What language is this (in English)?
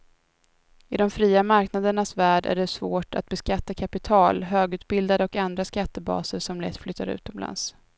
Swedish